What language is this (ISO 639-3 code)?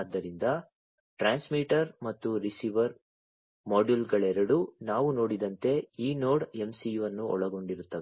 kan